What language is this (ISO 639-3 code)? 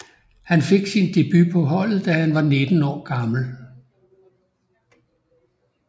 dan